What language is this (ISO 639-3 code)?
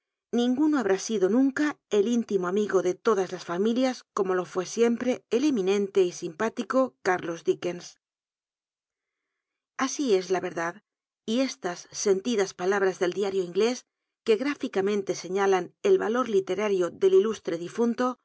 spa